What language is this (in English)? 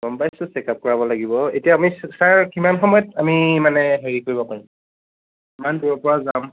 Assamese